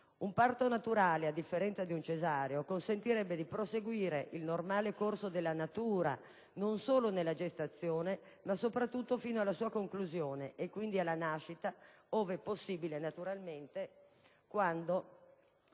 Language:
Italian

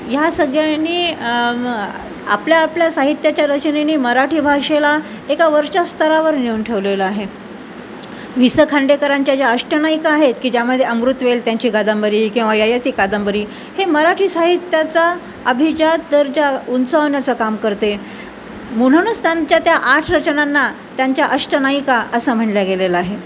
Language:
Marathi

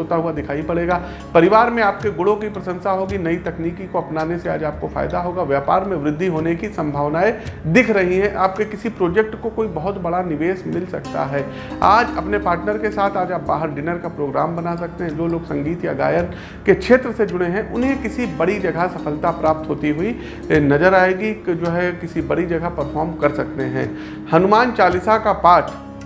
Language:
Hindi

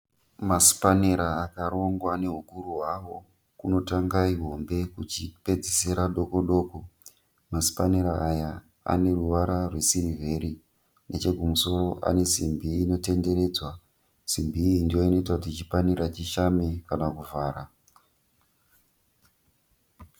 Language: Shona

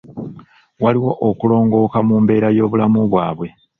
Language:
Ganda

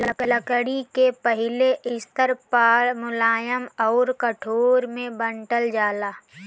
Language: Bhojpuri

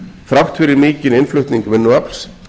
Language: Icelandic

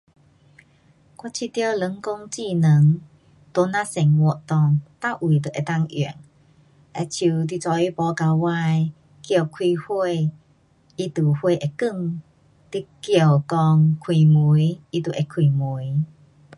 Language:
Pu-Xian Chinese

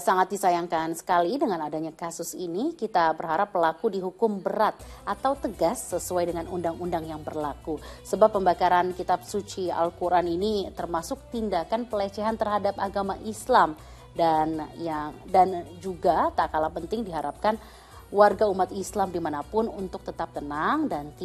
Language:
Indonesian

